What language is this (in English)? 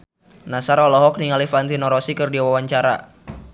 Sundanese